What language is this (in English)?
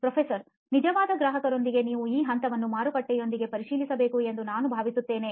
Kannada